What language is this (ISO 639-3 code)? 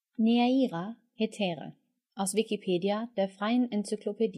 deu